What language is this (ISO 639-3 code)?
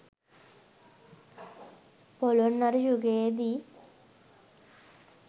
sin